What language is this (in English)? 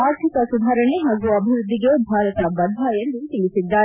Kannada